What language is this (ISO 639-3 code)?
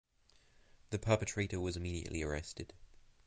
eng